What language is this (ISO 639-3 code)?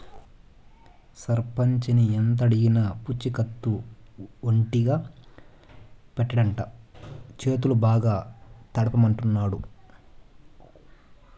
tel